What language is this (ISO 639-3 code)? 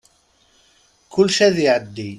kab